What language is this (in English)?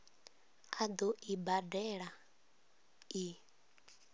Venda